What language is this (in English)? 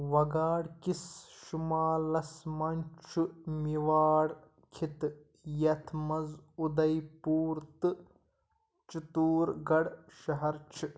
Kashmiri